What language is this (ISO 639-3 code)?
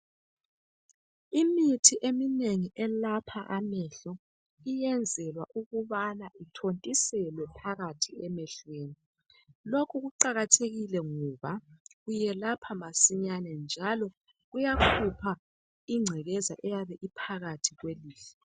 nde